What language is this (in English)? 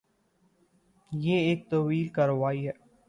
Urdu